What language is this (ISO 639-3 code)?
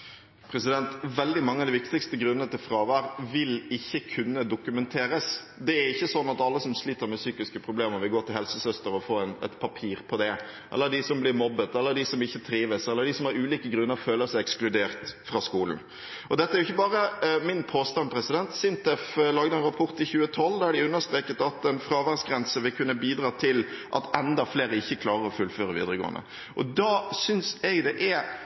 nob